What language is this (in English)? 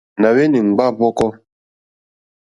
Mokpwe